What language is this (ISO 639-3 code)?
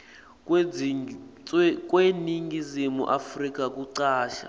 ssw